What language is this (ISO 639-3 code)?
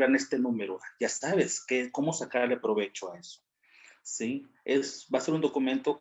spa